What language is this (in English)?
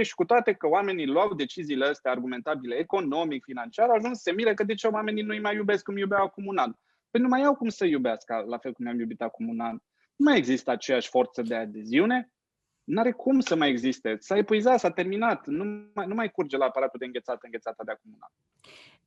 Romanian